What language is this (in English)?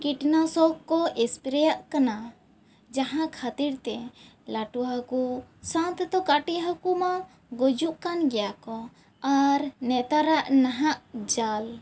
Santali